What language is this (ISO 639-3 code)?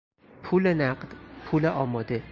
fas